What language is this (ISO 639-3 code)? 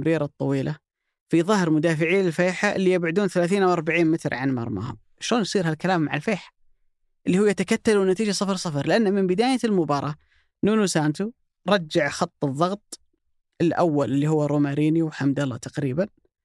ara